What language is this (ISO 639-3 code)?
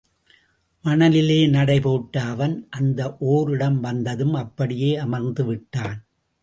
tam